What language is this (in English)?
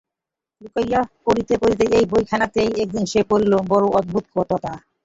Bangla